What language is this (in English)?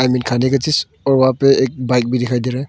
Hindi